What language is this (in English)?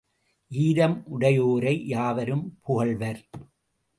Tamil